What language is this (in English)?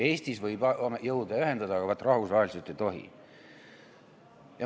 Estonian